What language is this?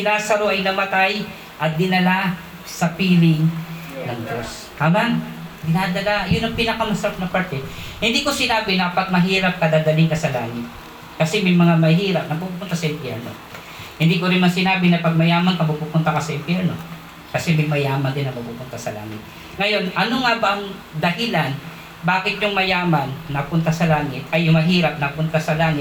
Filipino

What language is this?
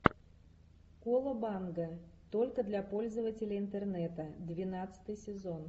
Russian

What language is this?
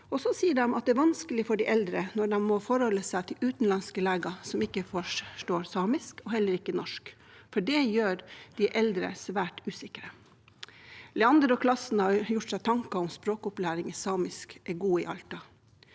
Norwegian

